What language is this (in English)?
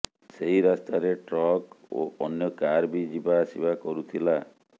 Odia